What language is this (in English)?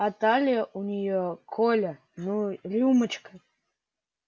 Russian